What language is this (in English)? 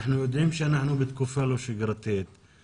Hebrew